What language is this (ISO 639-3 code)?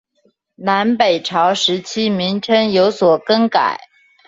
zho